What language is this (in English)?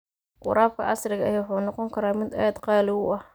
Somali